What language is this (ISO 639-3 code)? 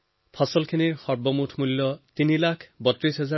asm